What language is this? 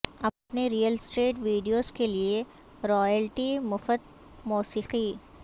Urdu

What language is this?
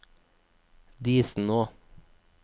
Norwegian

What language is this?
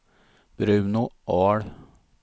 Swedish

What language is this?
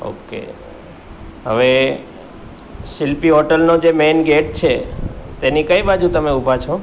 Gujarati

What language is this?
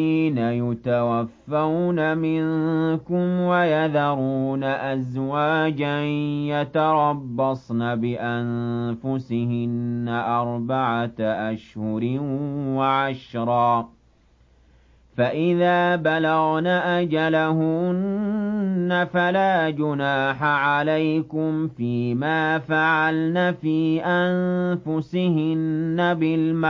Arabic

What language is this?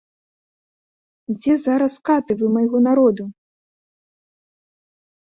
Belarusian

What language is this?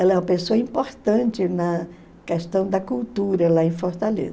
Portuguese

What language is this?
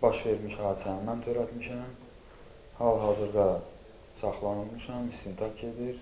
Azerbaijani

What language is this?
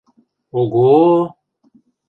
Western Mari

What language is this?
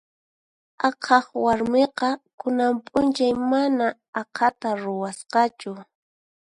Puno Quechua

